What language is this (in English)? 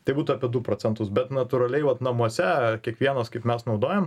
Lithuanian